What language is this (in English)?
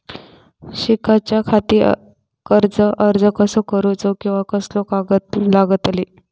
Marathi